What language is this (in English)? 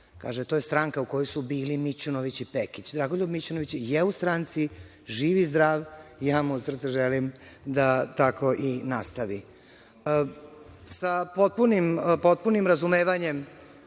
Serbian